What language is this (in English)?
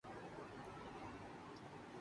Urdu